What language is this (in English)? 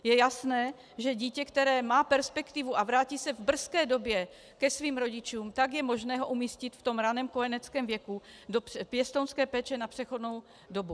Czech